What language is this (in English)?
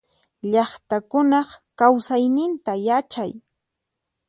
Puno Quechua